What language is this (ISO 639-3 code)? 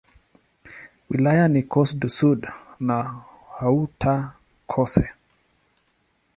swa